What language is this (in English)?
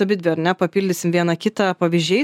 Lithuanian